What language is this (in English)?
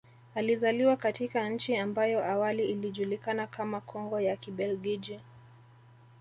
Swahili